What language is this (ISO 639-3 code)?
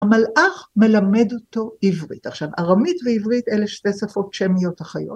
heb